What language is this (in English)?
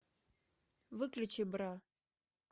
Russian